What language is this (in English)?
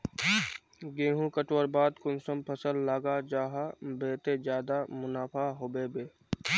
Magahi